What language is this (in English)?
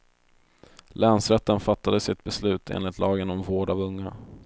Swedish